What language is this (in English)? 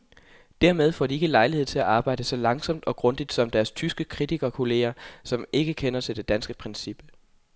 Danish